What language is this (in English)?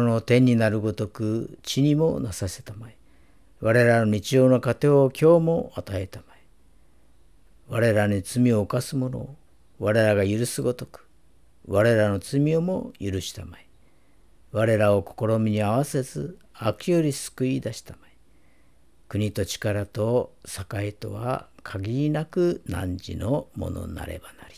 Japanese